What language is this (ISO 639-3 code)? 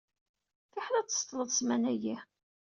kab